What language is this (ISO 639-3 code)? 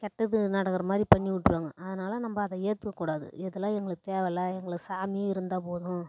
tam